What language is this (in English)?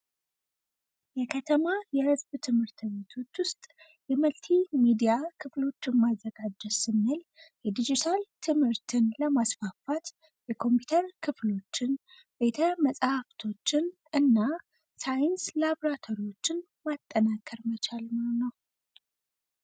Amharic